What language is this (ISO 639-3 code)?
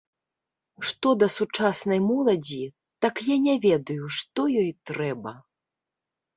bel